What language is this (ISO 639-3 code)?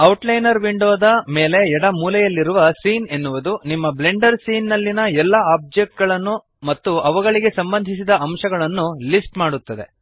kan